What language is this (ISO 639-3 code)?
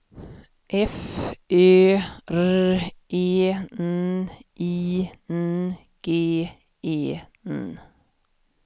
swe